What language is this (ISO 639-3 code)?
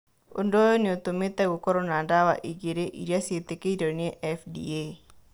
kik